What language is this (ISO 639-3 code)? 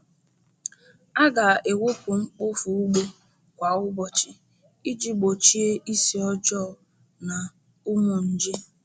ibo